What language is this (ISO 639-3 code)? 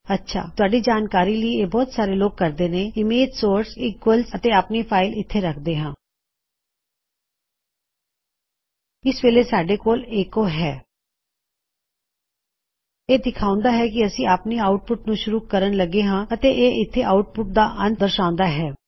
pan